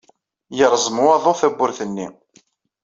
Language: Kabyle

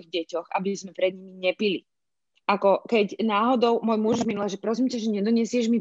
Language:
Slovak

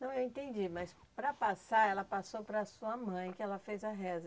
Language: Portuguese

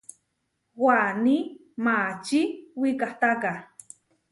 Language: Huarijio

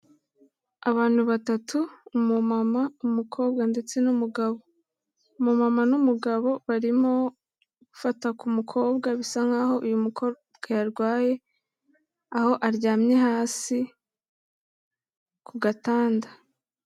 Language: Kinyarwanda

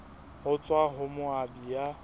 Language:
Southern Sotho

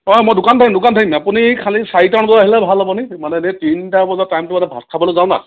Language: Assamese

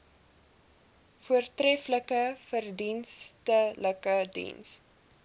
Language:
Afrikaans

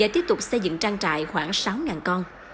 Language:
Vietnamese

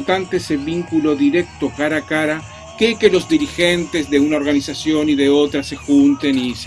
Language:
Spanish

